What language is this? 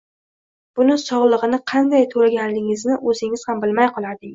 Uzbek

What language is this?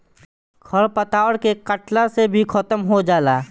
Bhojpuri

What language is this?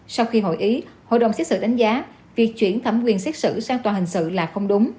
Vietnamese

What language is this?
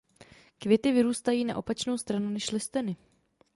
Czech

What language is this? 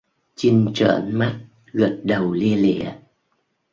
Vietnamese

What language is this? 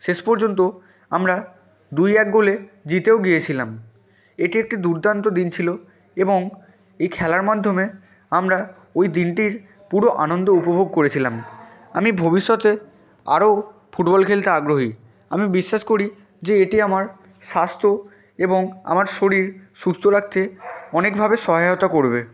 Bangla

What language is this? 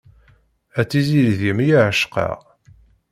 Kabyle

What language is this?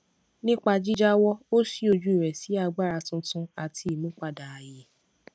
Yoruba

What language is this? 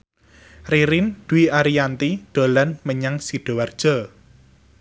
Javanese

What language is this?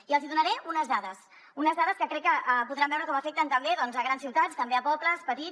Catalan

